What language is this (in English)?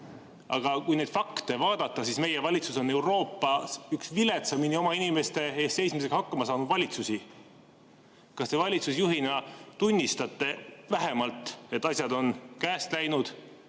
Estonian